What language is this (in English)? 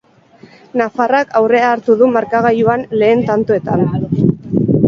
Basque